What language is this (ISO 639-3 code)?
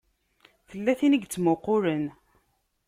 kab